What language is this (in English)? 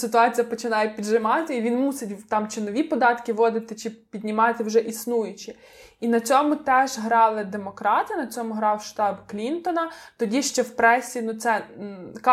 Ukrainian